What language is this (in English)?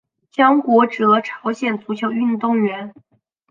Chinese